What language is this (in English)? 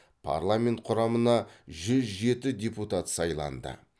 Kazakh